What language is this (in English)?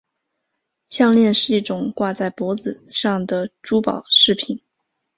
Chinese